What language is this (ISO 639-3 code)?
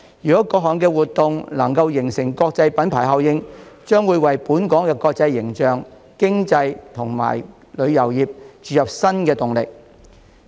yue